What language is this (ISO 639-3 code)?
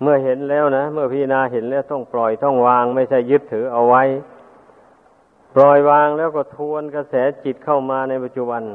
tha